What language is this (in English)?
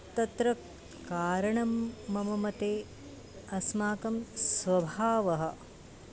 Sanskrit